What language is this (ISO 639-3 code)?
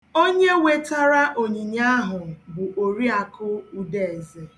ibo